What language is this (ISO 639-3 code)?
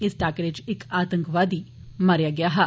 doi